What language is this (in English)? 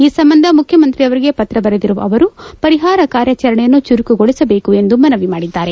Kannada